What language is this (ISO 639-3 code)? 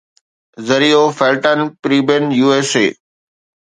snd